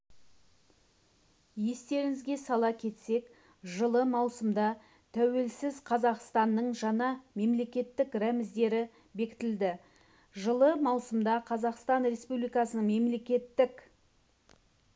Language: Kazakh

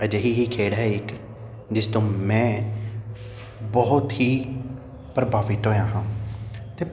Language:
Punjabi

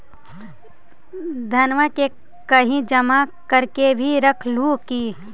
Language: Magahi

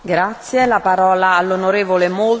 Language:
German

